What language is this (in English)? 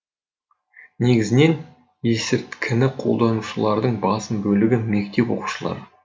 Kazakh